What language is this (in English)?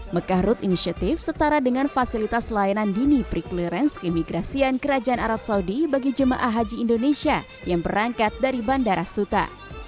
Indonesian